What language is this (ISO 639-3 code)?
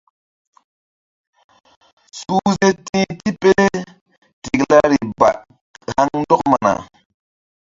mdd